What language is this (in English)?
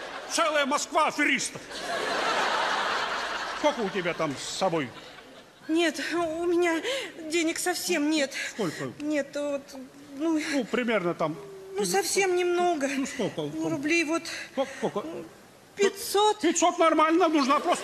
Russian